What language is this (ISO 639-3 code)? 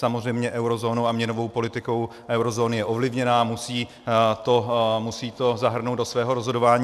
ces